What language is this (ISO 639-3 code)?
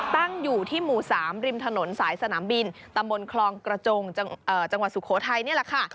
tha